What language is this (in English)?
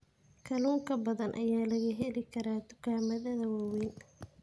Somali